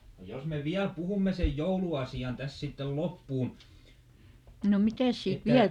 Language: Finnish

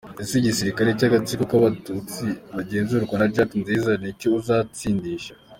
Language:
Kinyarwanda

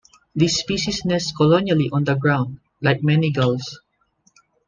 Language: English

